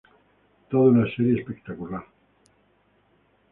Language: Spanish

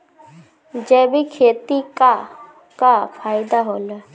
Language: Bhojpuri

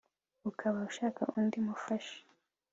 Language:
Kinyarwanda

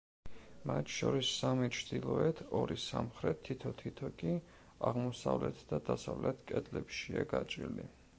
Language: Georgian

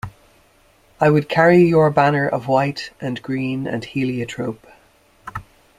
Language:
English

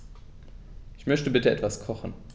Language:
German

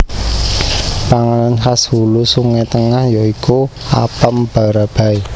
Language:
Javanese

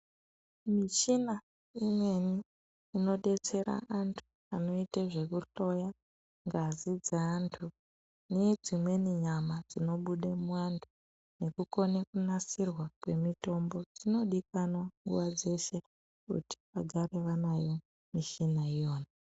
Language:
Ndau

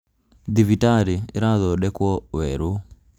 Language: Kikuyu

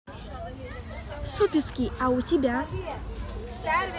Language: Russian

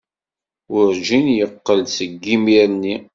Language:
Kabyle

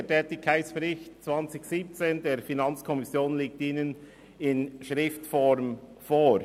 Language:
Swiss German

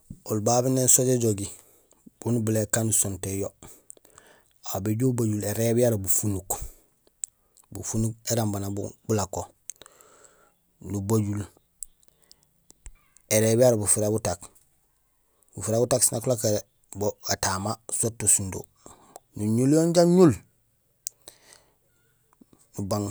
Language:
Gusilay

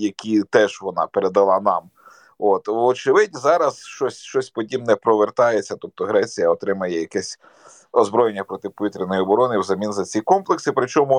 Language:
Ukrainian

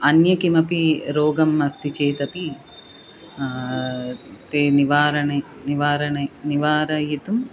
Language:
Sanskrit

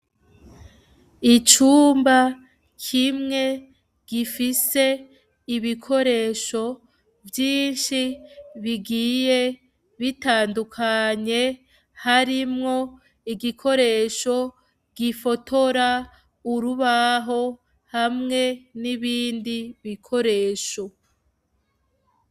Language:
Rundi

